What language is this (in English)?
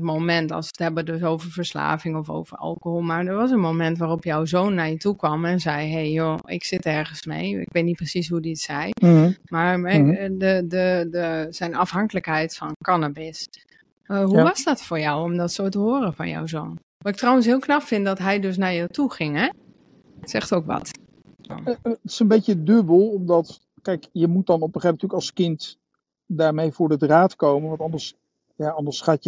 Dutch